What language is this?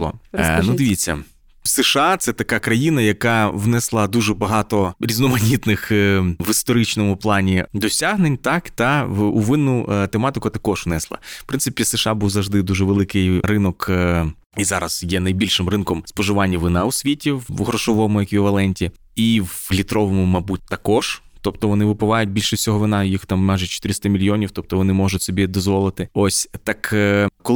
Ukrainian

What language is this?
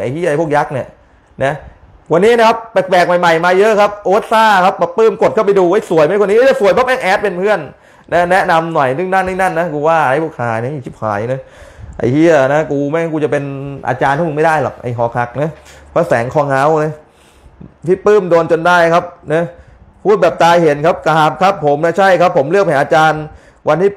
Thai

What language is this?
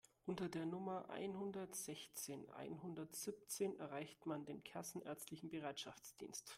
German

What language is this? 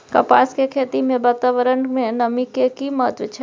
Maithili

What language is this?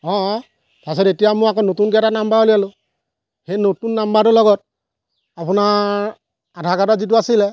Assamese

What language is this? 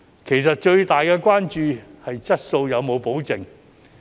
Cantonese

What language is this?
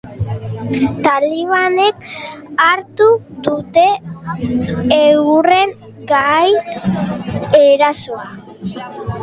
Basque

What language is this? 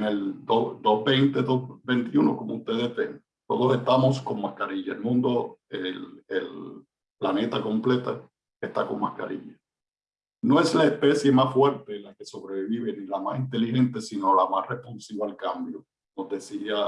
Spanish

